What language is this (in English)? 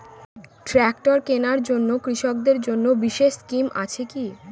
Bangla